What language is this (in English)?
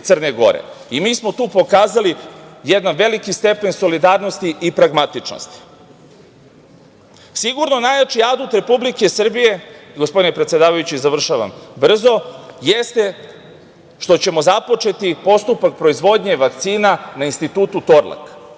Serbian